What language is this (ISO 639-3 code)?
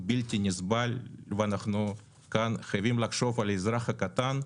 heb